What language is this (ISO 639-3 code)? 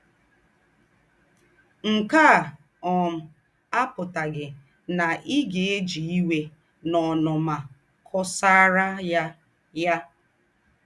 ibo